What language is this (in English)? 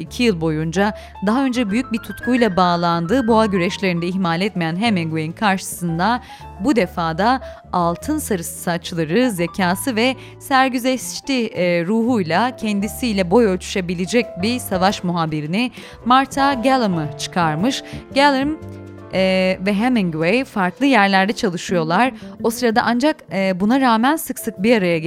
Turkish